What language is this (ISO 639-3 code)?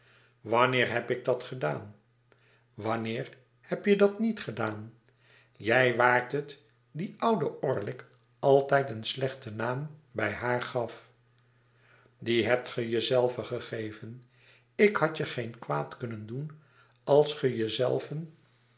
nld